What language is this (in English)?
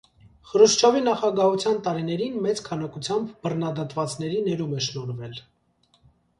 Armenian